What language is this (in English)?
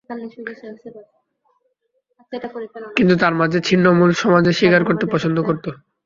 Bangla